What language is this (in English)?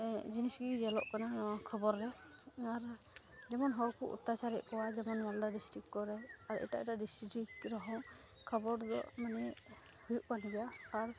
Santali